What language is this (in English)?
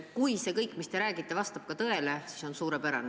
Estonian